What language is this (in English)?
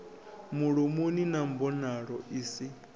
Venda